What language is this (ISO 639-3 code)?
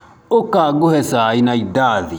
kik